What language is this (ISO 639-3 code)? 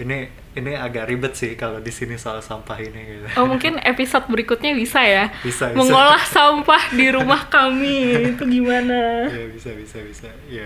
ind